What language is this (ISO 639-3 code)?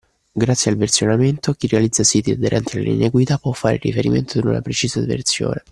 ita